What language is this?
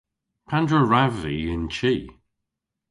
Cornish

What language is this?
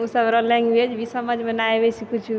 Maithili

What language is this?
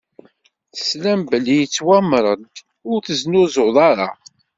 Kabyle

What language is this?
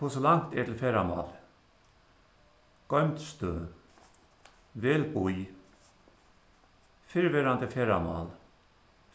Faroese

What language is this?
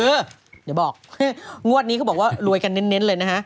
Thai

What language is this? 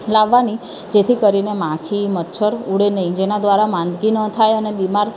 Gujarati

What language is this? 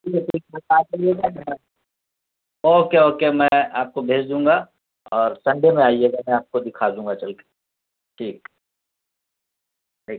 Urdu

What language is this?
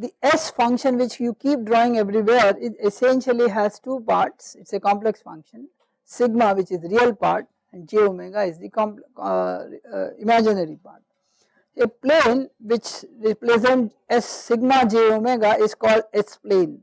English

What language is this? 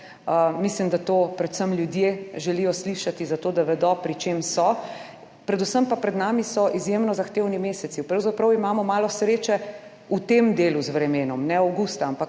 Slovenian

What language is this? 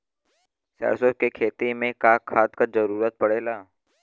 Bhojpuri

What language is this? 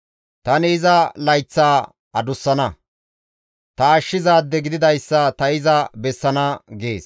Gamo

